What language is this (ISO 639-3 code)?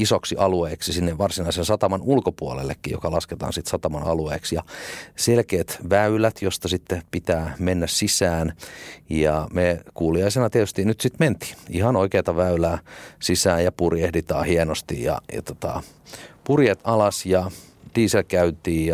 fin